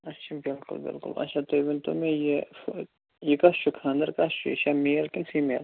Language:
Kashmiri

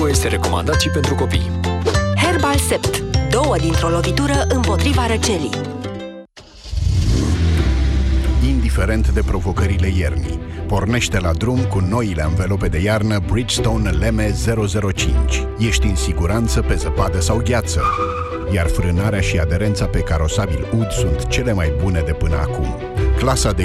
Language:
Romanian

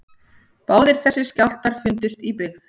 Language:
Icelandic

